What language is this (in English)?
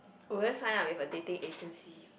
English